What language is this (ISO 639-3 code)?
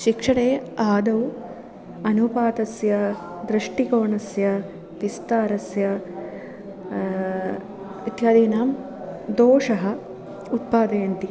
san